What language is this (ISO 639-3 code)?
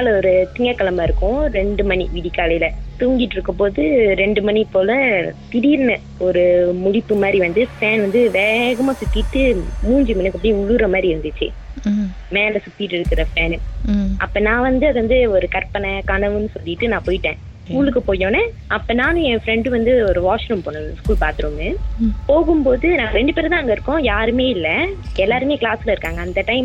tam